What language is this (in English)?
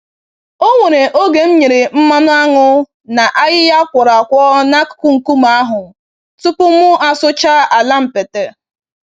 Igbo